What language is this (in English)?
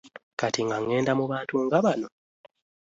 Ganda